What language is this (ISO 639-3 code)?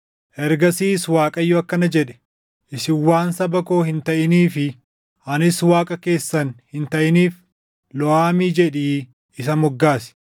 orm